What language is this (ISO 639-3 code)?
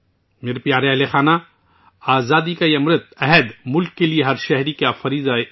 urd